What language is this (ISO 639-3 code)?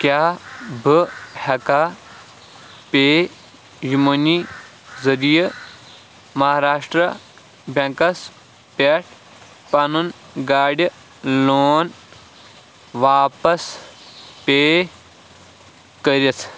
kas